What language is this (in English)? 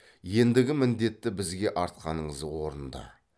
Kazakh